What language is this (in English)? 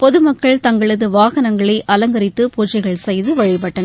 Tamil